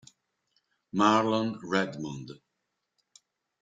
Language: Italian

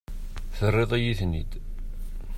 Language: Kabyle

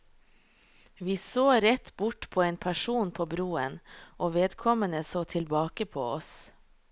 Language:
Norwegian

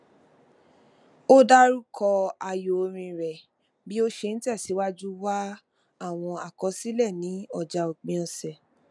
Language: Yoruba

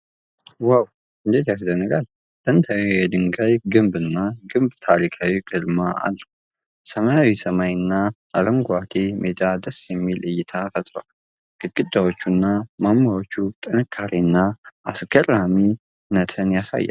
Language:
Amharic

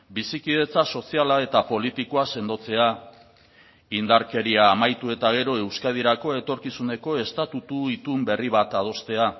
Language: Basque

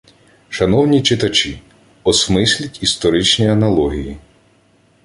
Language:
Ukrainian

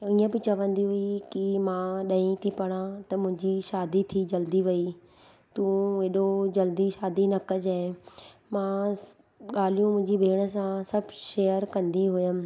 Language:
Sindhi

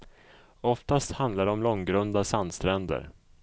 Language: Swedish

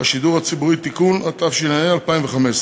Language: Hebrew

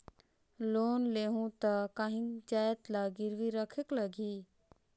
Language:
Chhattisgarhi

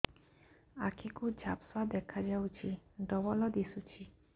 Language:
Odia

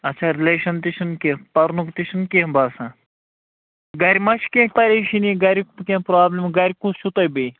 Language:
Kashmiri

